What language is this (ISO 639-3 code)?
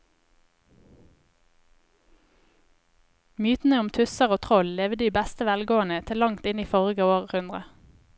nor